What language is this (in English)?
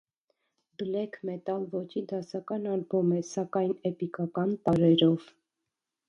Armenian